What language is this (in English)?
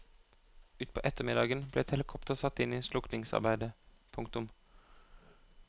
Norwegian